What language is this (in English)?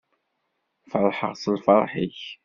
Kabyle